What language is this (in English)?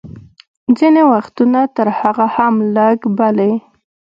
Pashto